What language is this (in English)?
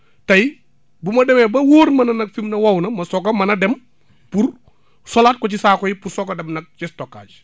Wolof